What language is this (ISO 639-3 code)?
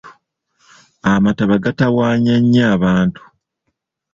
lug